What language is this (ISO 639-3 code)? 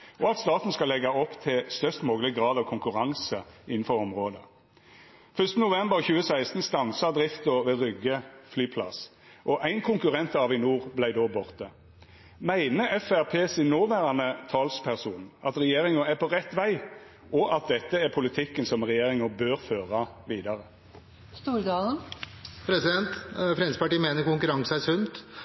nor